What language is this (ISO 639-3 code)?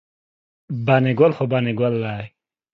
pus